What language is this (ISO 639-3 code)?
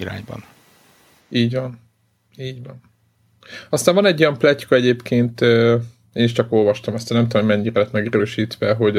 hun